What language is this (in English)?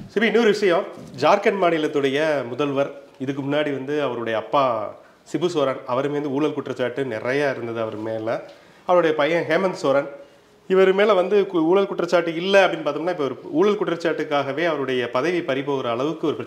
Tamil